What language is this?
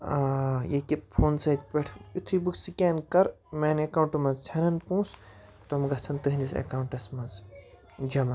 Kashmiri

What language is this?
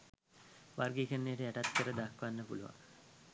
Sinhala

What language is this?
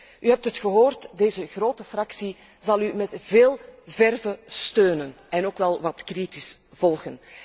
Dutch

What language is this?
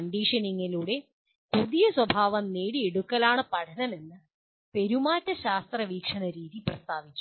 Malayalam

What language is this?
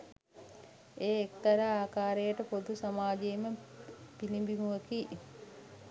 Sinhala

